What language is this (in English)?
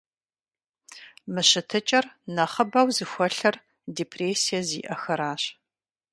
Kabardian